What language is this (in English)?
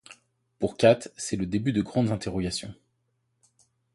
French